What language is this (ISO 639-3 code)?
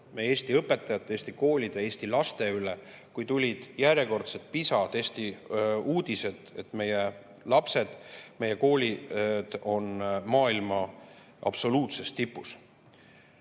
est